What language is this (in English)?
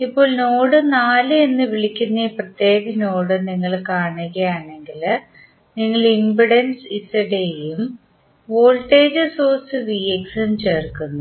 Malayalam